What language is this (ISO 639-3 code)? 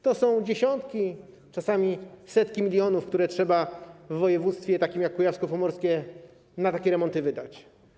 pol